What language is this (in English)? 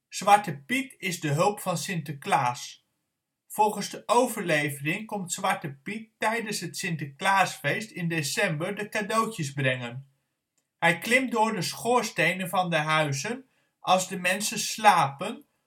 Dutch